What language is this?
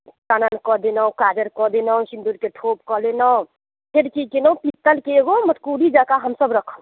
Maithili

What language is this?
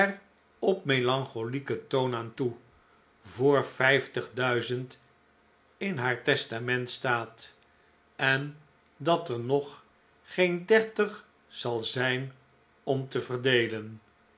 Dutch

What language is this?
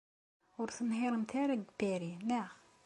Kabyle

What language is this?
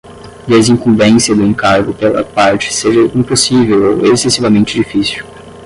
Portuguese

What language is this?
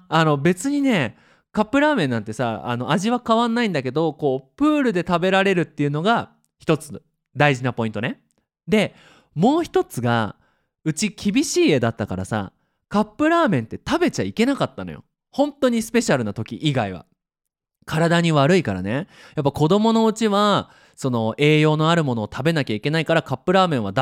Japanese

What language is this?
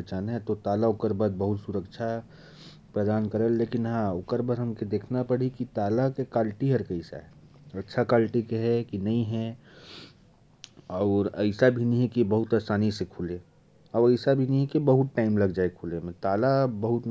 Korwa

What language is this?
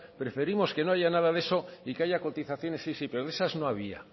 Spanish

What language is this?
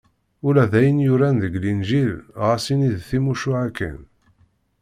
Kabyle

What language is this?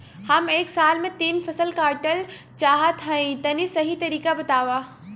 Bhojpuri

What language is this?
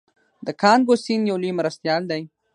Pashto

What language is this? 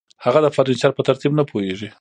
Pashto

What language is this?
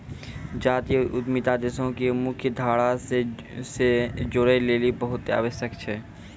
Maithili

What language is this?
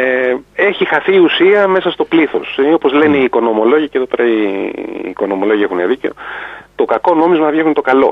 Greek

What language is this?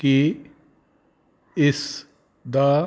Punjabi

